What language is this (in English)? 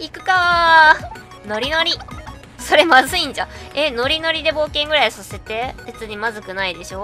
Japanese